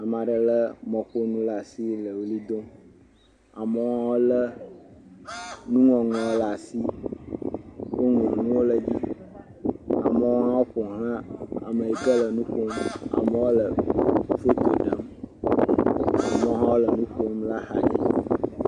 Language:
Ewe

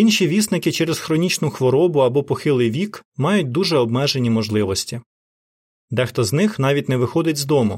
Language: Ukrainian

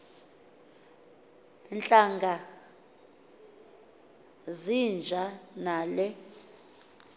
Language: Xhosa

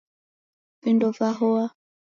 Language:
Taita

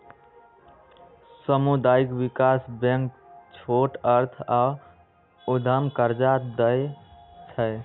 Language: Magahi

